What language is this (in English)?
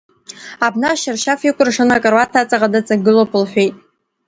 Abkhazian